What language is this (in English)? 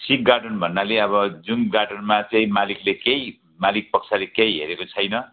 Nepali